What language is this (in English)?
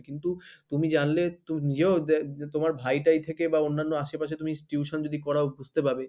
Bangla